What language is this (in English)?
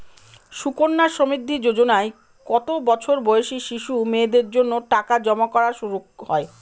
Bangla